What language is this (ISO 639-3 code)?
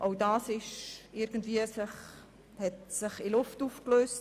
gsw